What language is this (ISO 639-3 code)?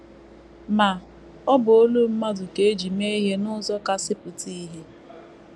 ibo